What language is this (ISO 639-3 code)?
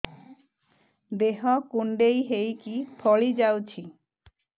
ori